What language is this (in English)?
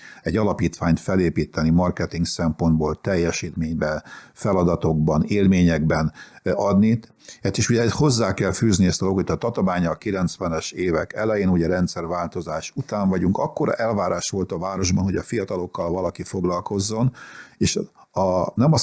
Hungarian